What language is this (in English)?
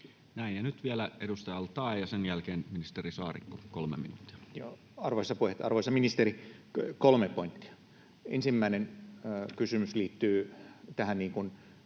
Finnish